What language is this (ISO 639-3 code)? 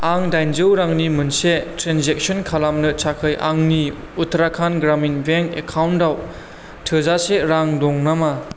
brx